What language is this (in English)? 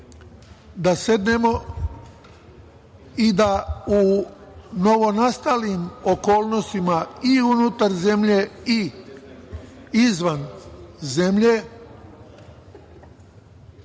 Serbian